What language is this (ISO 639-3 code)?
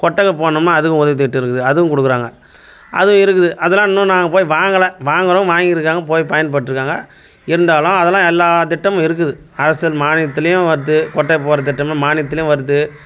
tam